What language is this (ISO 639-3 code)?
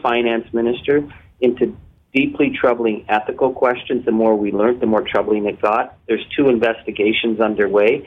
eng